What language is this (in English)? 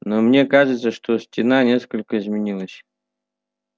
Russian